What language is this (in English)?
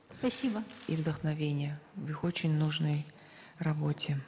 Kazakh